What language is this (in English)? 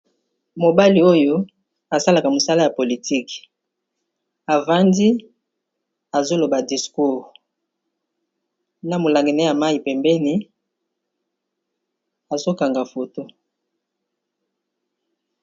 Lingala